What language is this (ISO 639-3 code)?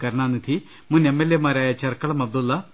mal